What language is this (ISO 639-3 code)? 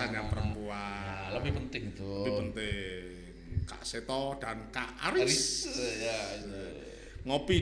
ind